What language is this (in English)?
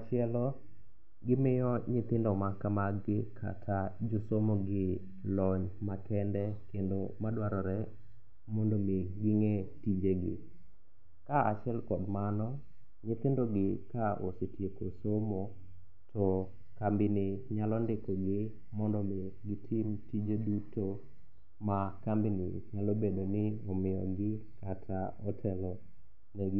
Luo (Kenya and Tanzania)